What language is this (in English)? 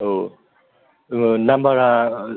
Bodo